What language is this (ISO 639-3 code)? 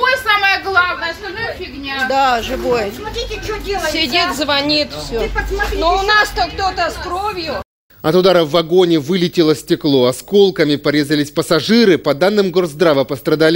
rus